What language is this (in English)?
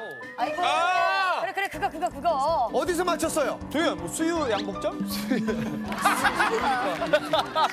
Korean